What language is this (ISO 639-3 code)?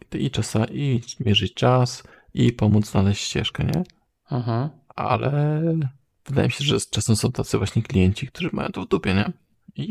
pol